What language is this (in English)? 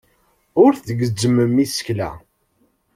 Kabyle